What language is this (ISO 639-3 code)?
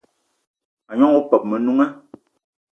eto